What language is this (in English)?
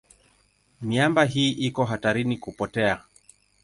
Swahili